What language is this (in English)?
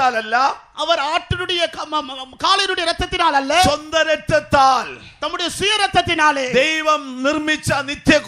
Korean